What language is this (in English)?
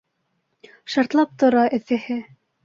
Bashkir